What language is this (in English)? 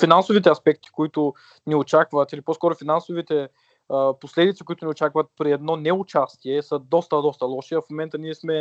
Bulgarian